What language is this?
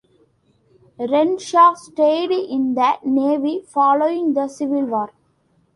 English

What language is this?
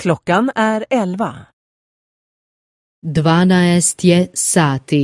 Swedish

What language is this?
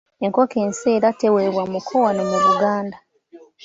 Ganda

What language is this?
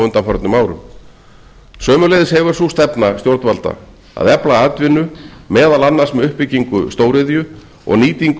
Icelandic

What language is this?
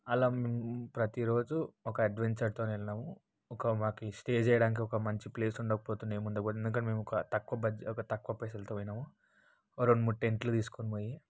Telugu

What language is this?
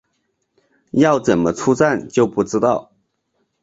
Chinese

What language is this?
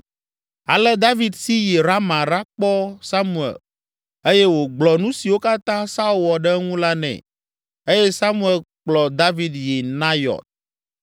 Ewe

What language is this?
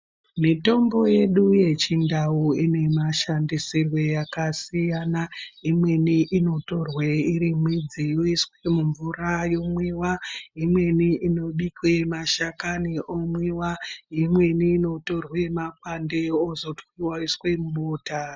Ndau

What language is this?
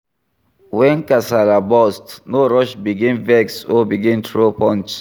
Nigerian Pidgin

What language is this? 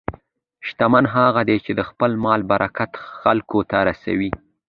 Pashto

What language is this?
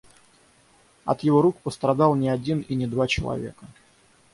Russian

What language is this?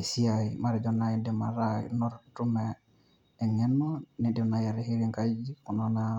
Masai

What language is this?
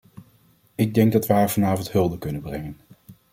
Dutch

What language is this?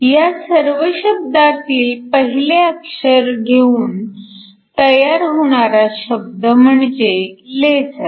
Marathi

